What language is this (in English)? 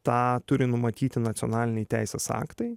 Lithuanian